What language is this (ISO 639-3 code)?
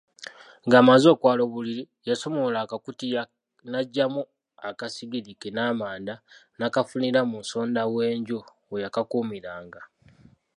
lug